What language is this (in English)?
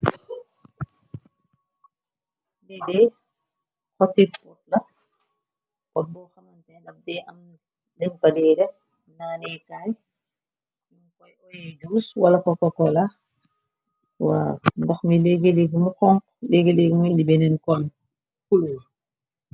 Wolof